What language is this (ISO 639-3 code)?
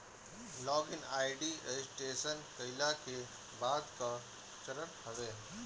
bho